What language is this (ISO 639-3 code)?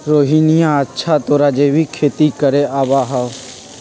mag